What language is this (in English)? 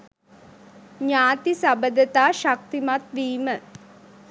Sinhala